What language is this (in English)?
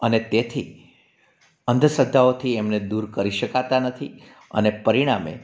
Gujarati